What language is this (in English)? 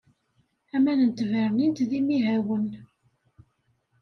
Kabyle